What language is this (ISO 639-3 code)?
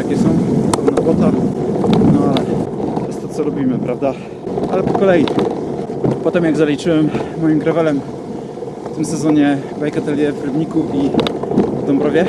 pol